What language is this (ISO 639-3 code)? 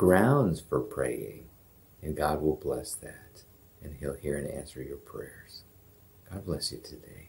eng